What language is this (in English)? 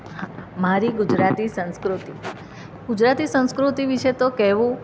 Gujarati